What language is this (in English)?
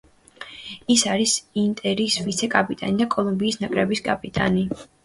Georgian